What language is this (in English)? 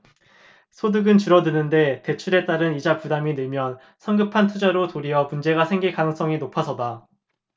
Korean